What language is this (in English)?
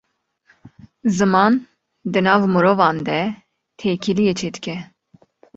Kurdish